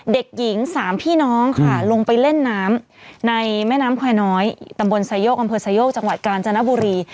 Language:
Thai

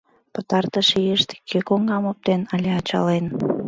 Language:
Mari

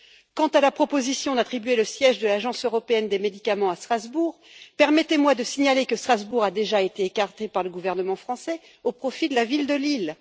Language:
French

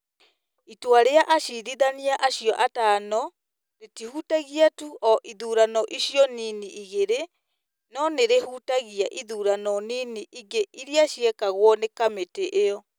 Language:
Kikuyu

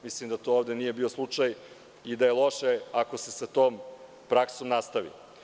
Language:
Serbian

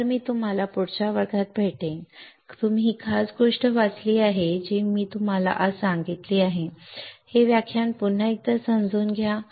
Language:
Marathi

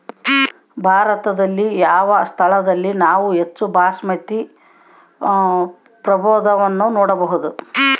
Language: Kannada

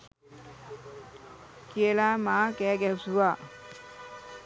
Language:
Sinhala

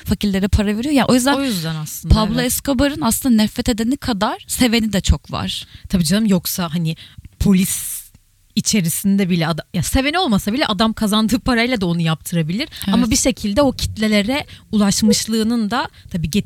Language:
Turkish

